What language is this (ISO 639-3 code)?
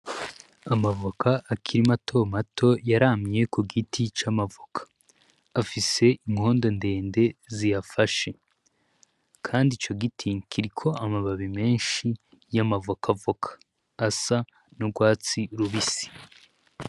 run